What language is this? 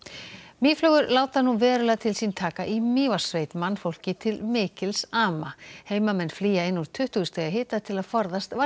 Icelandic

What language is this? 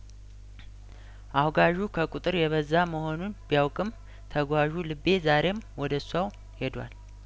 Amharic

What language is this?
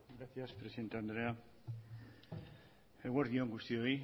Basque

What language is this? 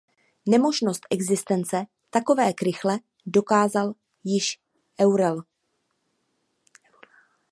Czech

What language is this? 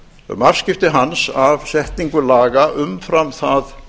Icelandic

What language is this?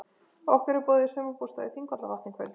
Icelandic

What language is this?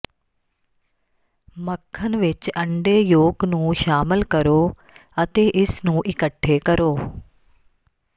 Punjabi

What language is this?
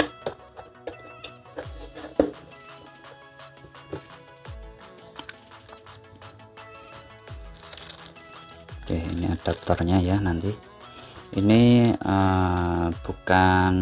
Indonesian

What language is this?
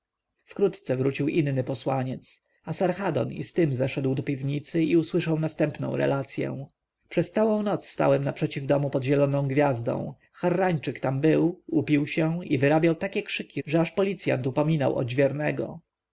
Polish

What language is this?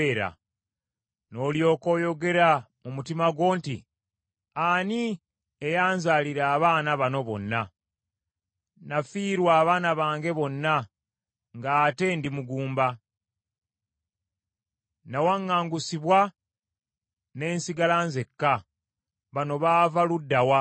Ganda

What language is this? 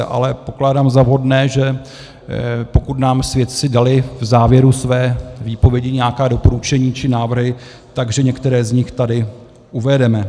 Czech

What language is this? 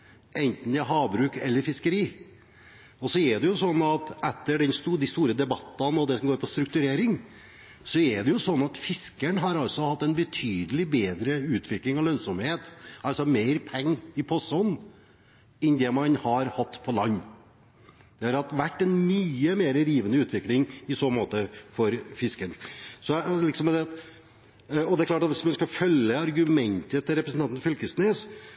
Norwegian Bokmål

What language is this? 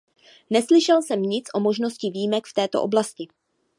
Czech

